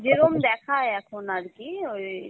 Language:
Bangla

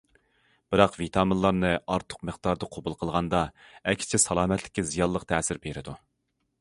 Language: Uyghur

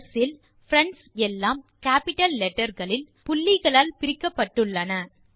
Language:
Tamil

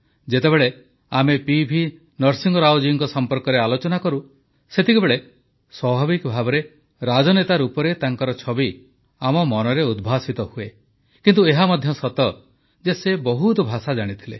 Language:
Odia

